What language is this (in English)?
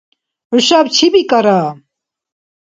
Dargwa